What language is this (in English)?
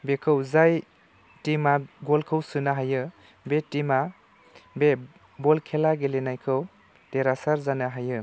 Bodo